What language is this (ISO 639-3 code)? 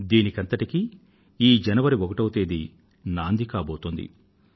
tel